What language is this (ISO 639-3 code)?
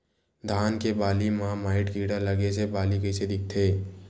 hne